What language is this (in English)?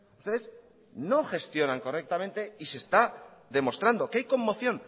Spanish